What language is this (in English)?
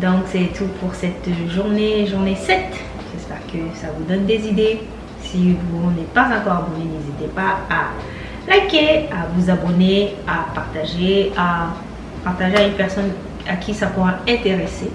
French